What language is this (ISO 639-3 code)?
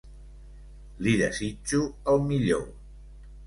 cat